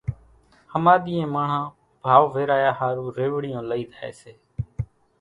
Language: Kachi Koli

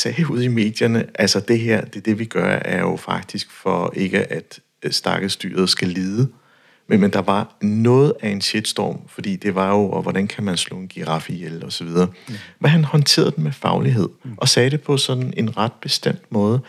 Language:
Danish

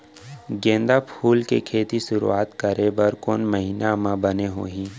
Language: Chhattisgarhi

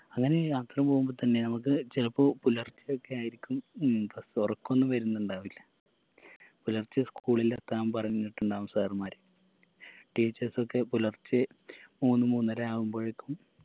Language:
Malayalam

